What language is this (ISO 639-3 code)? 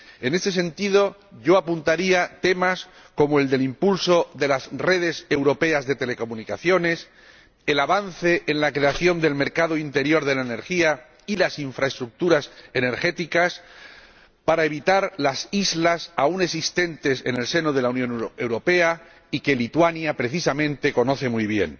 spa